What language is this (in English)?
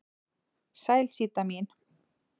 Icelandic